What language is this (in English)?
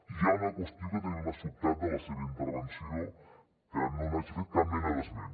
Catalan